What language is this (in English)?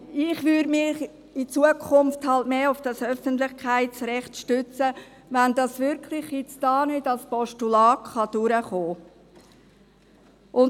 Swiss German